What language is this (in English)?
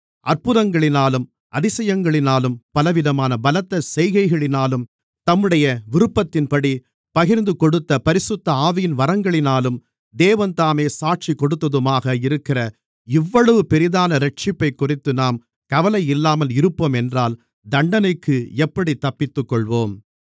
Tamil